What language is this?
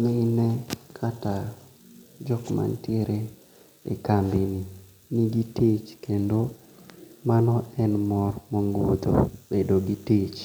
Luo (Kenya and Tanzania)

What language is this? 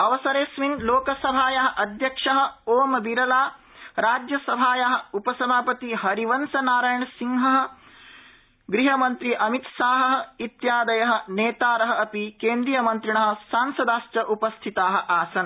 Sanskrit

